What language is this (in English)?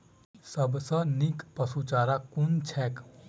Maithili